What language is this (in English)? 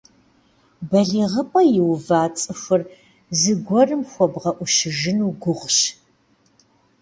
Kabardian